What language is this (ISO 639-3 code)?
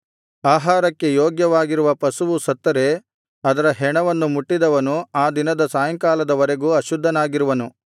kan